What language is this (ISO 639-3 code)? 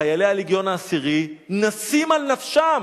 heb